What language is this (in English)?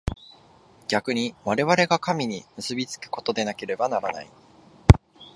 Japanese